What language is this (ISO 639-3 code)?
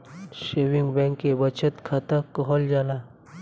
bho